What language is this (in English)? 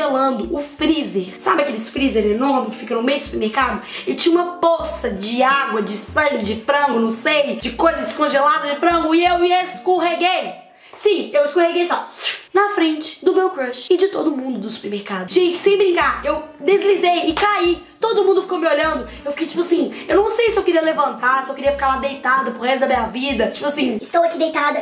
Portuguese